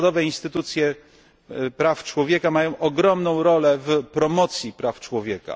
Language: Polish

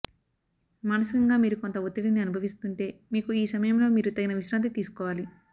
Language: Telugu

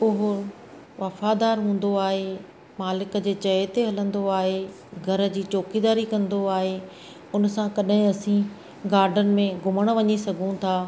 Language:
Sindhi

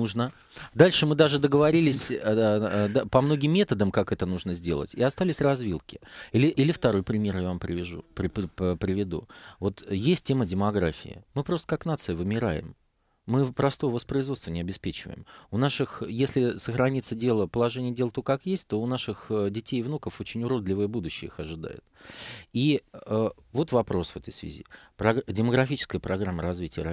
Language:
Russian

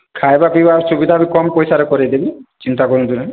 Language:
Odia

